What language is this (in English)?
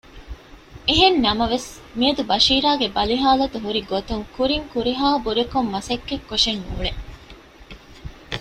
Divehi